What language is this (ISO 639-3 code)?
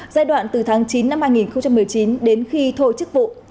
vie